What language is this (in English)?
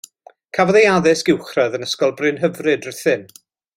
Welsh